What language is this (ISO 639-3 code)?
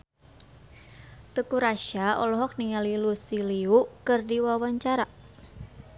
sun